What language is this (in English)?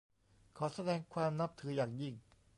Thai